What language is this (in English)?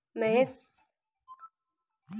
Hindi